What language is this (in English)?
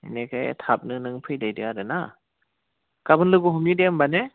Bodo